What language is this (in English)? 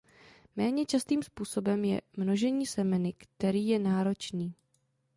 Czech